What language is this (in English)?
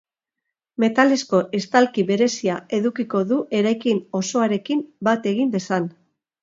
Basque